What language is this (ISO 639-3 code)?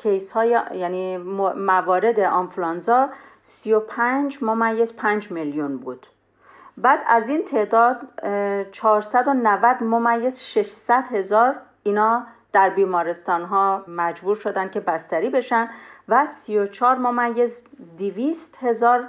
fas